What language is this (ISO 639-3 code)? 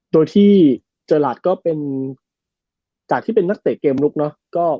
tha